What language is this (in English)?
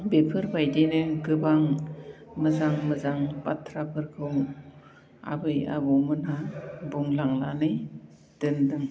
Bodo